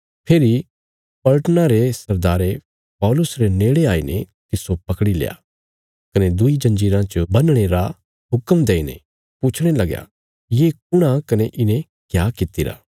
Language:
Bilaspuri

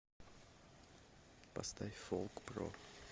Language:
Russian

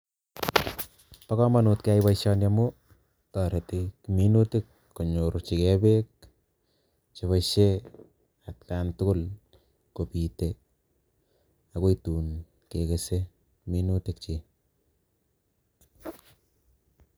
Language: Kalenjin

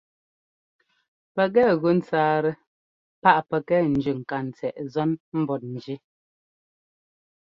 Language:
Ngomba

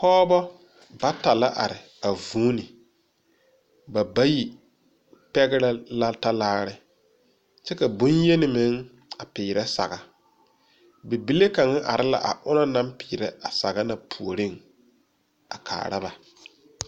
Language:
Southern Dagaare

